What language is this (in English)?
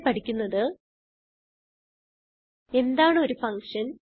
Malayalam